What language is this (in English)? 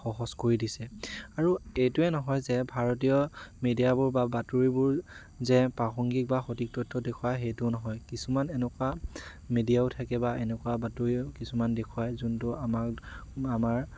Assamese